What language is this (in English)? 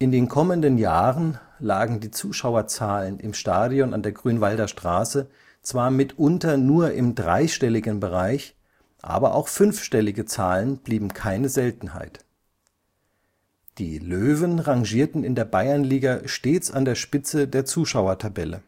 German